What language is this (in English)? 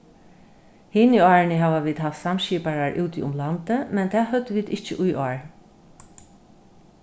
Faroese